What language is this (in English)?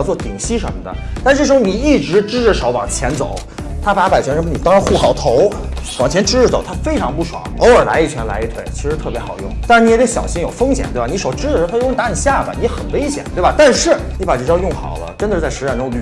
Chinese